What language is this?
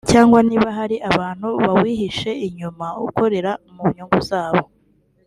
Kinyarwanda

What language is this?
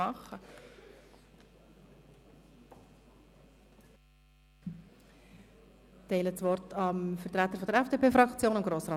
Swiss German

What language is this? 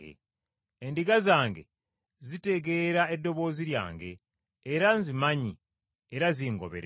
Ganda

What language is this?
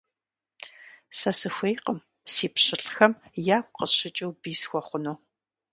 Kabardian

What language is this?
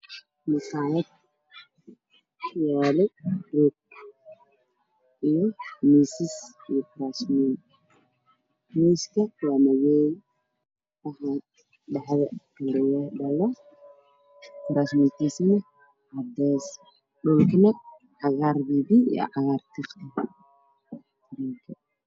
Somali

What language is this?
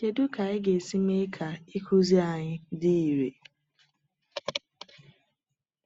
Igbo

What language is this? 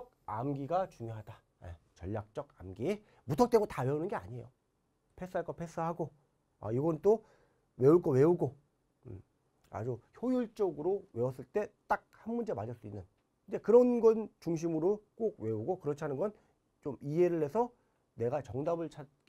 Korean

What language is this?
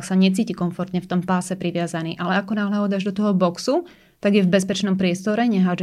Slovak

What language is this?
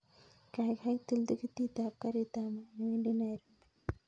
Kalenjin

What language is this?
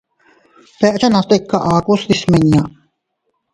Teutila Cuicatec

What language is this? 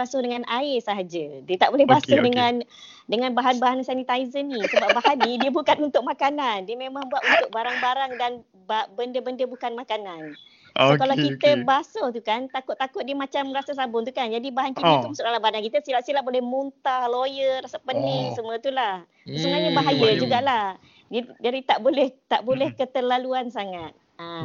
Malay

